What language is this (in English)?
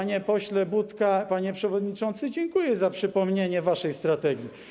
Polish